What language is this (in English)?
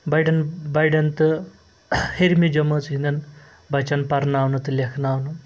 Kashmiri